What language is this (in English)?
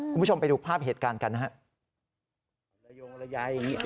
Thai